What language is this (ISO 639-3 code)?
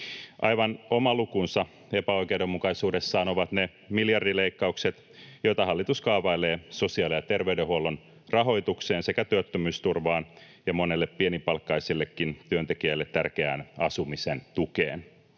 fin